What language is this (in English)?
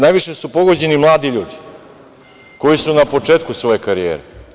Serbian